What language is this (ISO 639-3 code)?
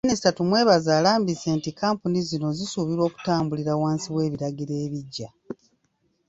lug